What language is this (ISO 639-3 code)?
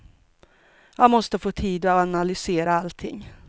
swe